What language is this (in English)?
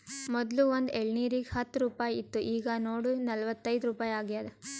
Kannada